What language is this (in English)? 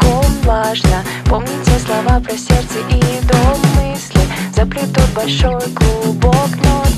Russian